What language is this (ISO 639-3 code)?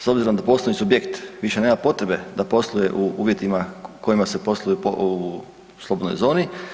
hrv